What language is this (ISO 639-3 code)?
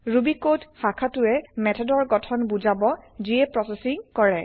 asm